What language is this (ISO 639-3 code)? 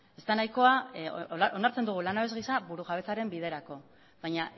eus